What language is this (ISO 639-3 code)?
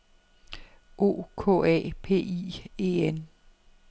dan